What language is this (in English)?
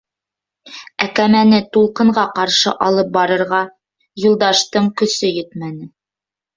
Bashkir